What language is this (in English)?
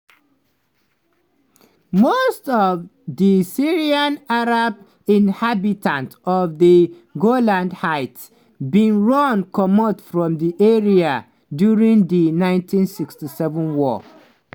Nigerian Pidgin